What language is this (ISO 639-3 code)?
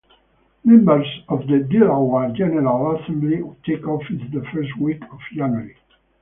eng